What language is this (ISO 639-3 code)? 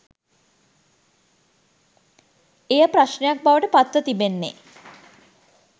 sin